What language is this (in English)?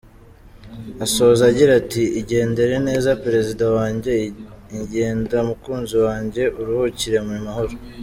Kinyarwanda